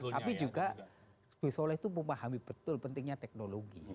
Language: Indonesian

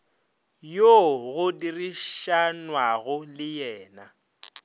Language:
Northern Sotho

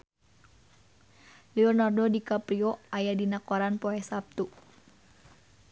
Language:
Sundanese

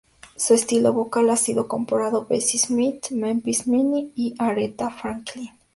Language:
Spanish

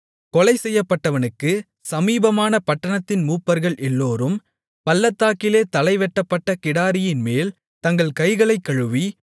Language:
Tamil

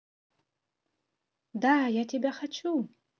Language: Russian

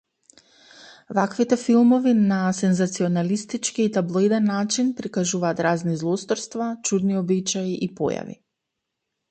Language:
Macedonian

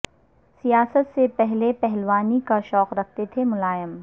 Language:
Urdu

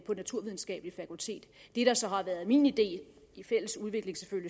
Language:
Danish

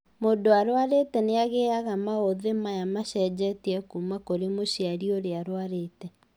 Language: Kikuyu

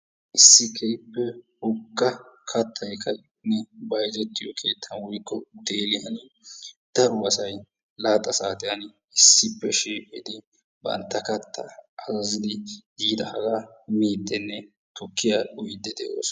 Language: Wolaytta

